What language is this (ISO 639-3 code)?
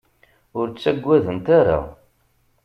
kab